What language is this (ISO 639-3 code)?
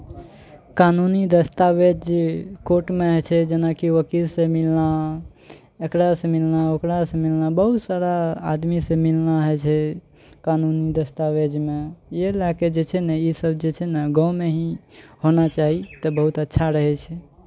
mai